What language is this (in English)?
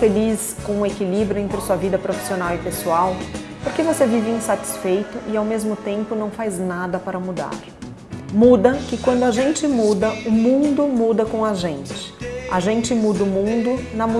Portuguese